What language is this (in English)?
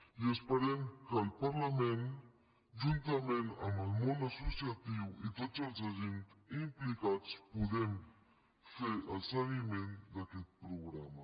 Catalan